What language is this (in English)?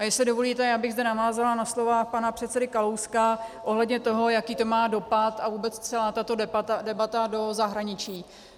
Czech